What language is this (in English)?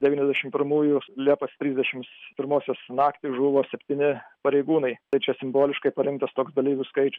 Lithuanian